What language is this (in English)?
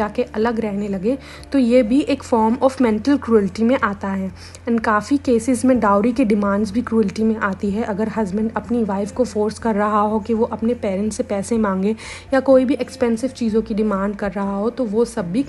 Hindi